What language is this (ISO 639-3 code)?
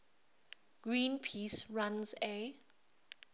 eng